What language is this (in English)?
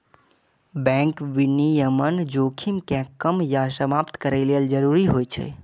Maithili